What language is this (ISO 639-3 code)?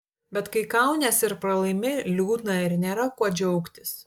lit